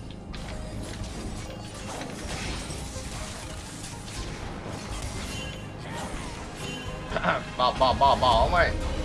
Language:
Vietnamese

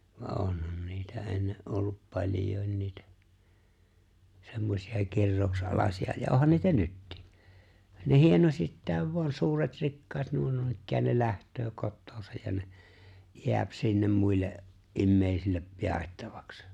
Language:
Finnish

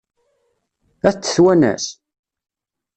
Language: Kabyle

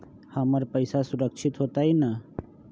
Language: Magahi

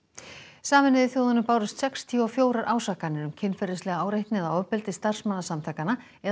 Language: Icelandic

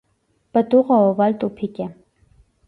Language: Armenian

